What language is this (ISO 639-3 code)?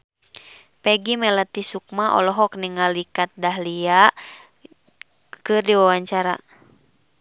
sun